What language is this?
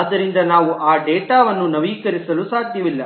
Kannada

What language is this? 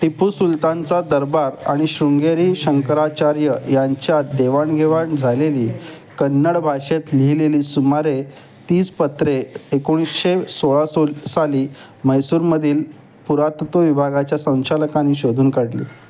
Marathi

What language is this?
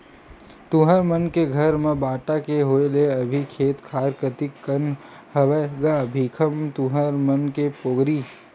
Chhattisgarhi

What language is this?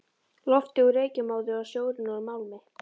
Icelandic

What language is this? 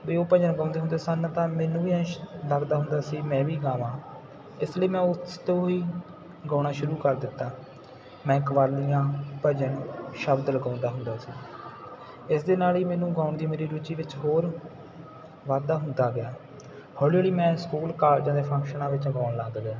Punjabi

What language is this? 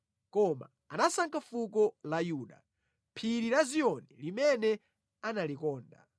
Nyanja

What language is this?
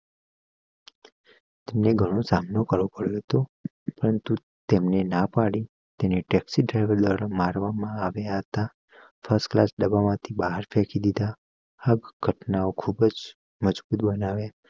Gujarati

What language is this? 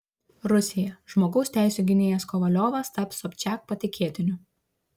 Lithuanian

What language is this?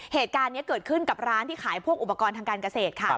Thai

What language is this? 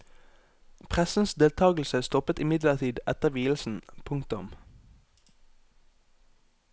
Norwegian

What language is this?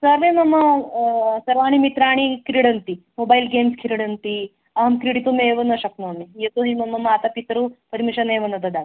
Sanskrit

